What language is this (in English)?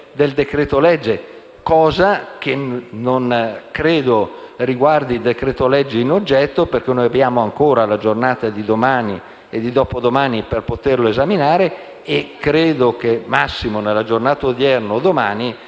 Italian